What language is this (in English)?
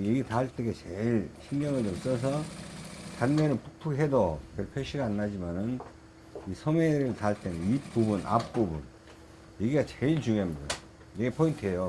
Korean